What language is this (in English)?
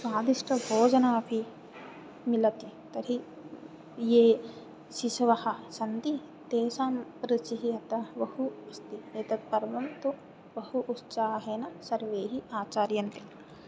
Sanskrit